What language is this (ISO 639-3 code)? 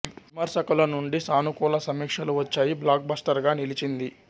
tel